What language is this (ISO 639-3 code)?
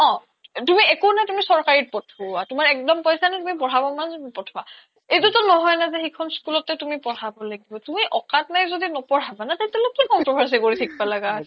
asm